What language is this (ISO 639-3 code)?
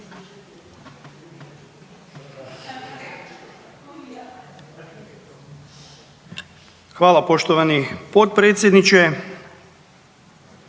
hrv